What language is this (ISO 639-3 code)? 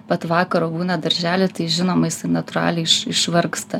lit